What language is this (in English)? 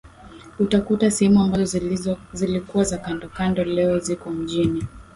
Swahili